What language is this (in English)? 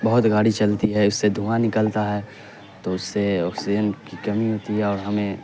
Urdu